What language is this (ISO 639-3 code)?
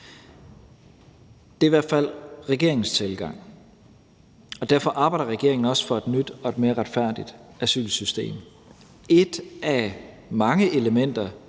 dan